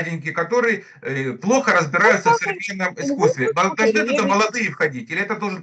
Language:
Russian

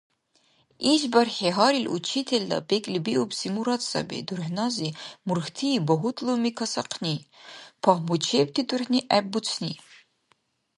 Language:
Dargwa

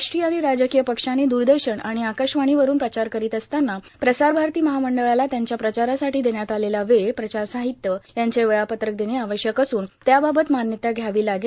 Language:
Marathi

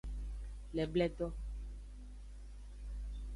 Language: Aja (Benin)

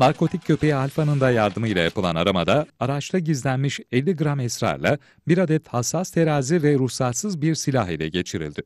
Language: Turkish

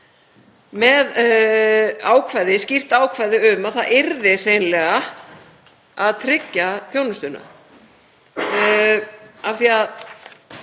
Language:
Icelandic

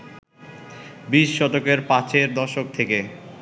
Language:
Bangla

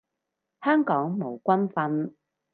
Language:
Cantonese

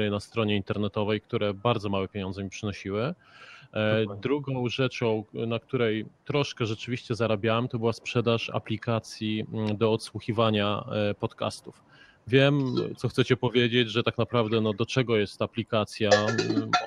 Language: Polish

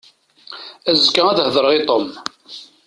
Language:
Kabyle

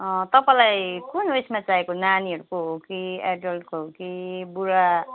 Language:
Nepali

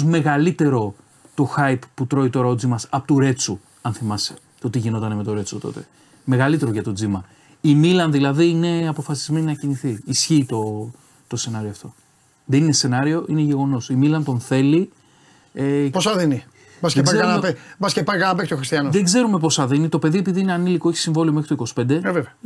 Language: Greek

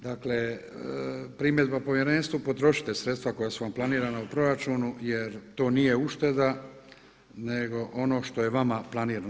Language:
Croatian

